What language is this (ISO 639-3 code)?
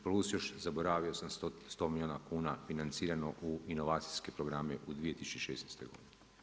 hrv